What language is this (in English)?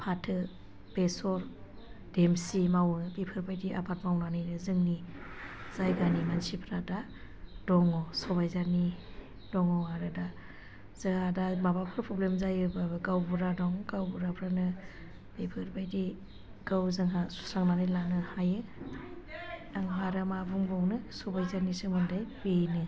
Bodo